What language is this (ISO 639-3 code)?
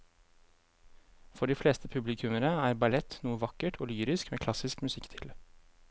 nor